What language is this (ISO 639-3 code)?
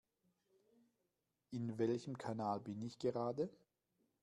deu